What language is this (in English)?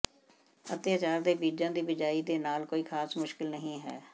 Punjabi